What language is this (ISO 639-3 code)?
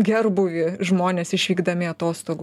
lit